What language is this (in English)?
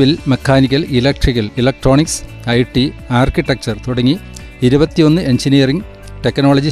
Malayalam